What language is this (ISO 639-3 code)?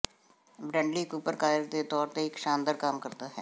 pan